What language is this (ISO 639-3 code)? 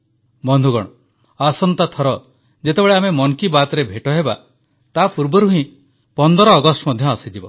ori